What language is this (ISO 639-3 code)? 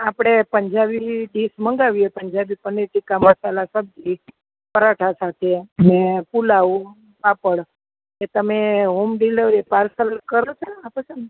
guj